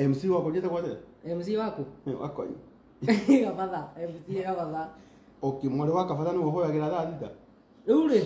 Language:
Italian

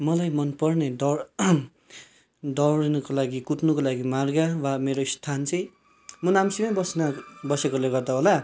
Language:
Nepali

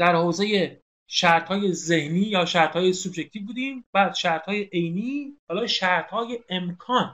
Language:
Persian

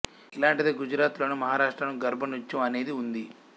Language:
Telugu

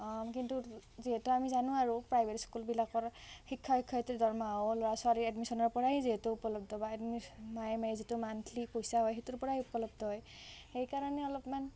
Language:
Assamese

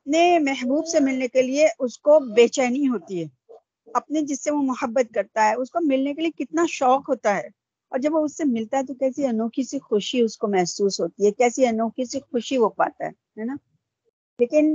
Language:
Urdu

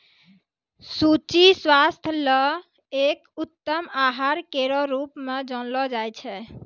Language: Maithili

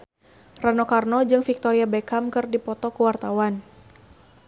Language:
Sundanese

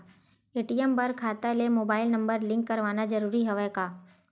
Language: Chhattisgarhi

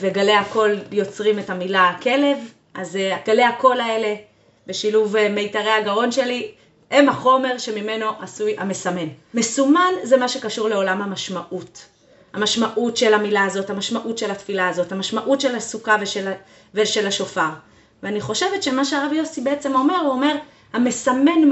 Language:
Hebrew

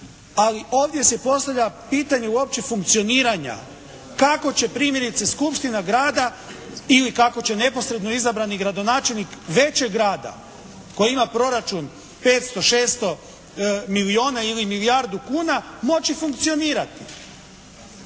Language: Croatian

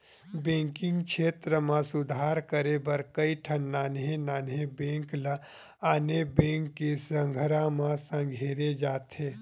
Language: Chhattisgarhi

